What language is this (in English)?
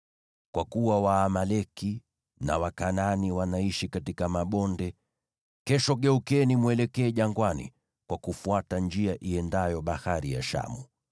Swahili